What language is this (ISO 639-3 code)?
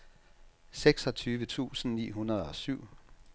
dan